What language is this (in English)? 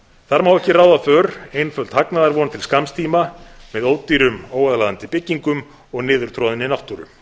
Icelandic